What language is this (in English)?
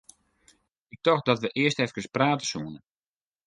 Western Frisian